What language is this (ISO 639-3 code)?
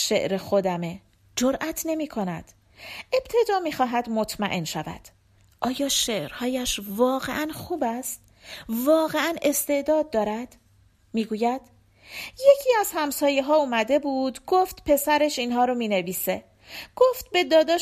fas